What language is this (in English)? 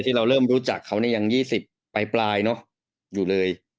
Thai